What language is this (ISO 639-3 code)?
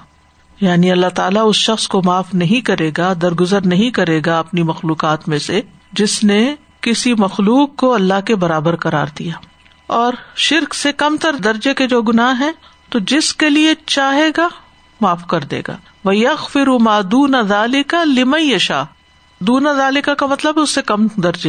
urd